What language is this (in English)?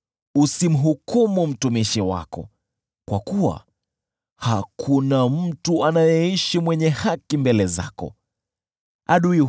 Swahili